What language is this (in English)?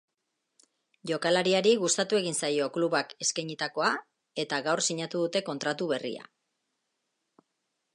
Basque